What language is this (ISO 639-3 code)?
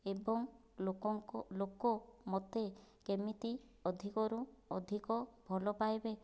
ori